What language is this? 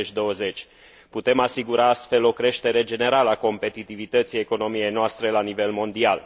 Romanian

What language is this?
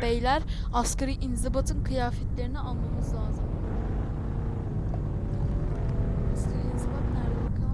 Turkish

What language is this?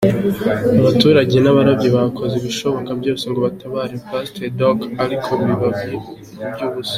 Kinyarwanda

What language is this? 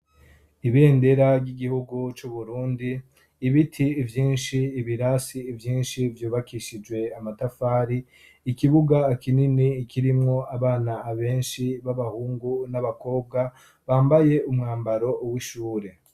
Rundi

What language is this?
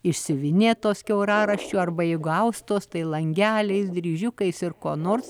Lithuanian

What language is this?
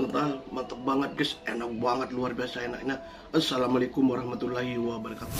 Indonesian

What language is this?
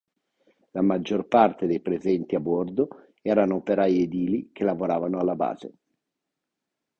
Italian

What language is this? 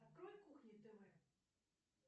Russian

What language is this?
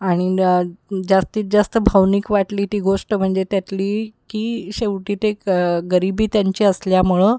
Marathi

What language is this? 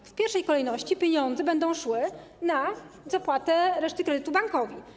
Polish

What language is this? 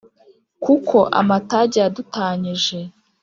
Kinyarwanda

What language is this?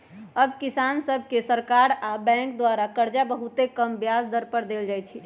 Magahi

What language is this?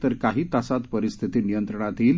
Marathi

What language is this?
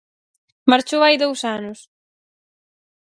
Galician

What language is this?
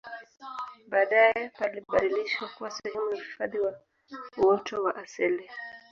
Swahili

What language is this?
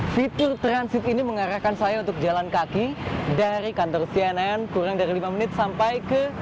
Indonesian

